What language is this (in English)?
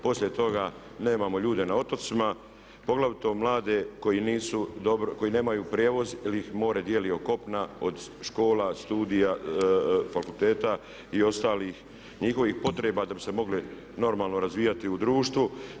Croatian